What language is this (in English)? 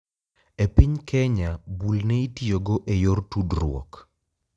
Luo (Kenya and Tanzania)